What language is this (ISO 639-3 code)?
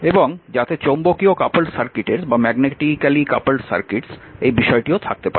ben